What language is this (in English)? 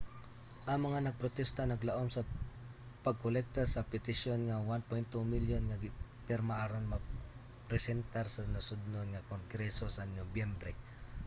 Cebuano